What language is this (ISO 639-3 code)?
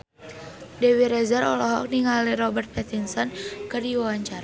sun